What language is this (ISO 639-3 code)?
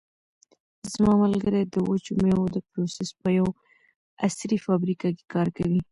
pus